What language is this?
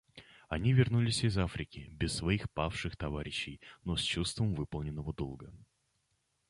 Russian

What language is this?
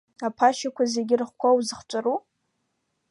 Abkhazian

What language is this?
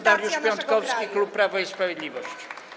Polish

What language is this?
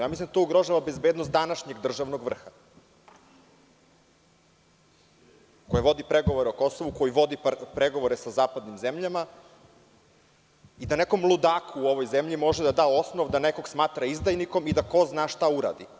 Serbian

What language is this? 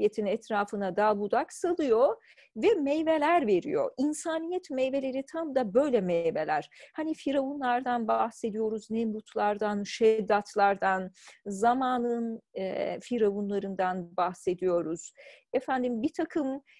Turkish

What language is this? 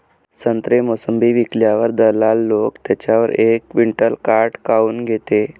Marathi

